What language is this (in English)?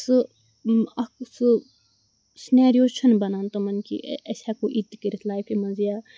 Kashmiri